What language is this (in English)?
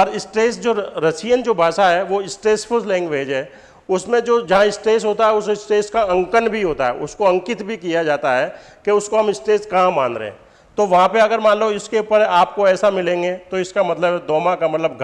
Hindi